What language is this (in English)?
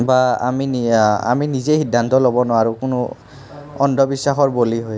Assamese